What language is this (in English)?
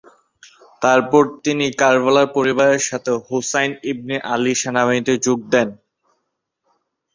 Bangla